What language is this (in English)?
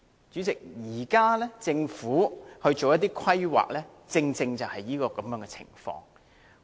Cantonese